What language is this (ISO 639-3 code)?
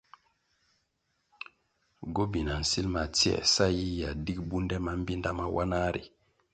nmg